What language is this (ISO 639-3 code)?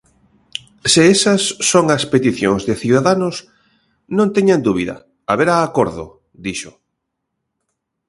glg